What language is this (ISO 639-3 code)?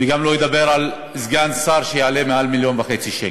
heb